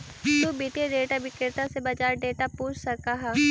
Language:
Magahi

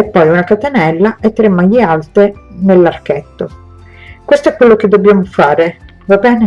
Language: Italian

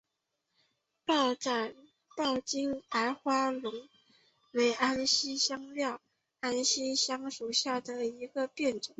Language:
Chinese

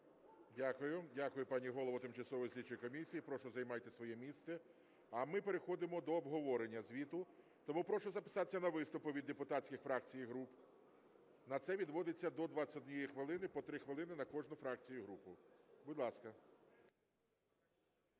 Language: Ukrainian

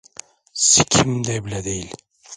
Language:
Turkish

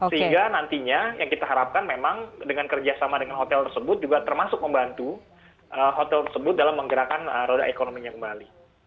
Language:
Indonesian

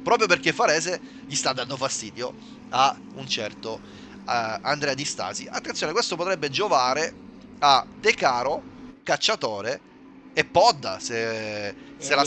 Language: Italian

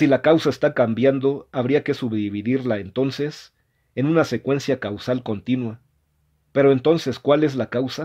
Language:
Spanish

